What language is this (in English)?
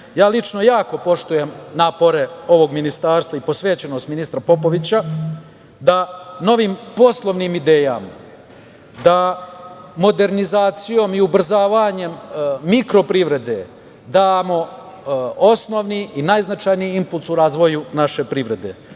Serbian